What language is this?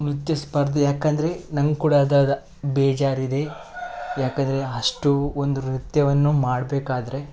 Kannada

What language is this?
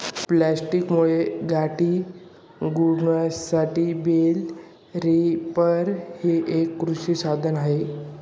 Marathi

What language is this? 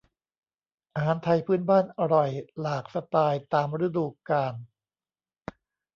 Thai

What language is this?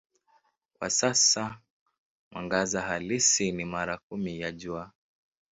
Swahili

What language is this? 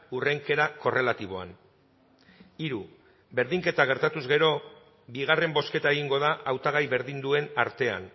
Basque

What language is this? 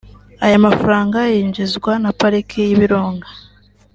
Kinyarwanda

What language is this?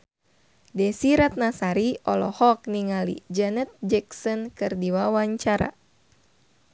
Sundanese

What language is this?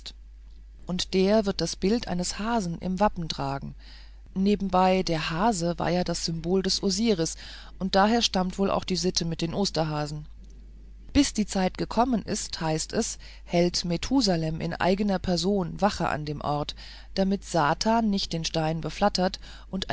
German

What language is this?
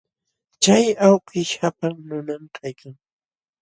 Jauja Wanca Quechua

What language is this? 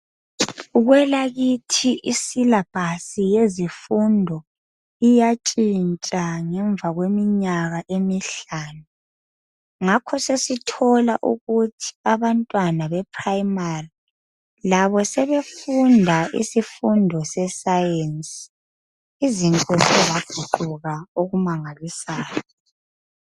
North Ndebele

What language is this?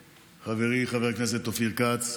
Hebrew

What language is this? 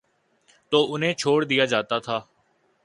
Urdu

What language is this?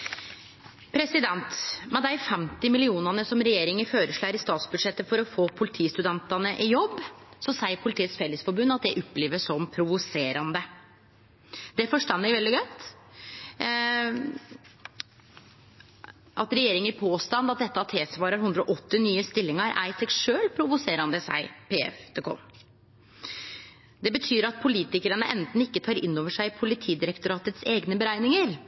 Norwegian Nynorsk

